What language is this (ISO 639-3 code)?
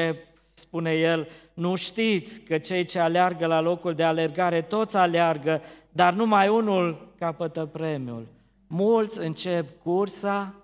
ron